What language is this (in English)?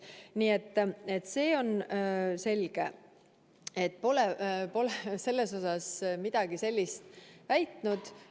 Estonian